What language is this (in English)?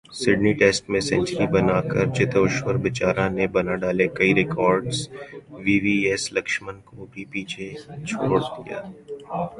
Urdu